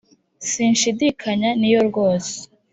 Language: Kinyarwanda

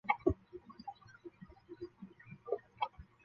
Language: Chinese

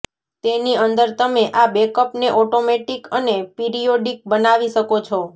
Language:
Gujarati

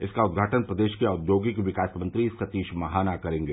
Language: Hindi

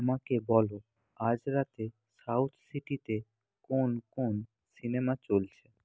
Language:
Bangla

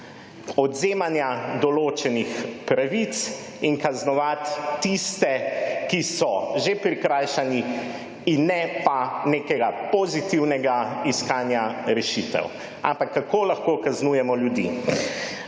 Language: Slovenian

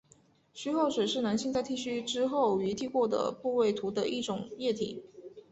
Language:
Chinese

